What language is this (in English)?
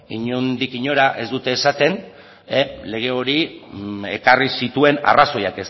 Basque